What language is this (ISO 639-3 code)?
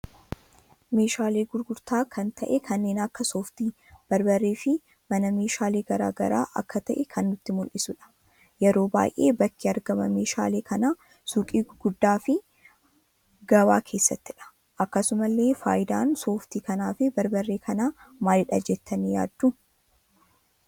orm